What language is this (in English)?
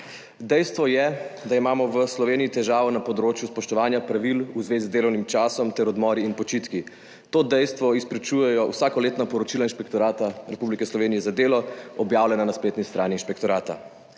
Slovenian